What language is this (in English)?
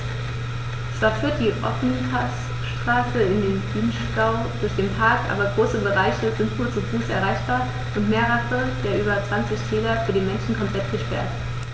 German